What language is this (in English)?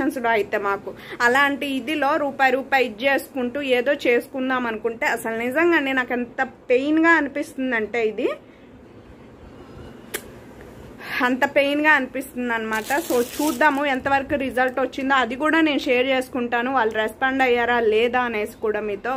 Hindi